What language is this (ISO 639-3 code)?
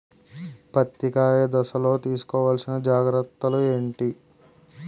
tel